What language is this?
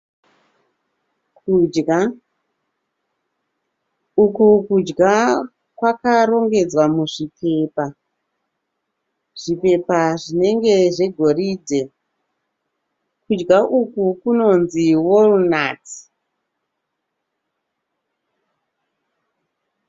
Shona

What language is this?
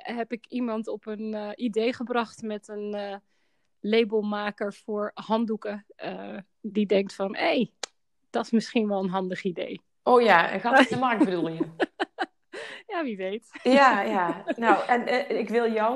Dutch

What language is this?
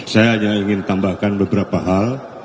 Indonesian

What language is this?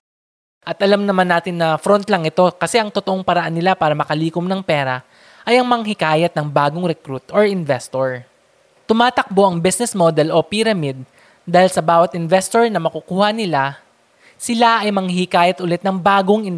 Filipino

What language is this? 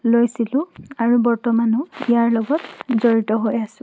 Assamese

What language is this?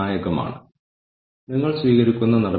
Malayalam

